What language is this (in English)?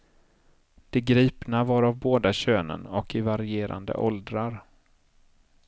Swedish